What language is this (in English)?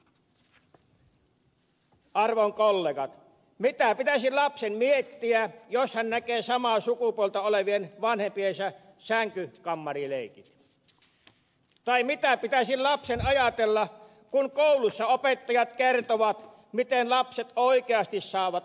Finnish